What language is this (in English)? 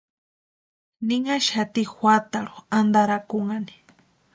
Western Highland Purepecha